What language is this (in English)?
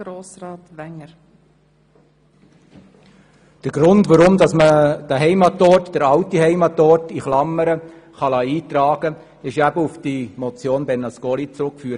Swiss German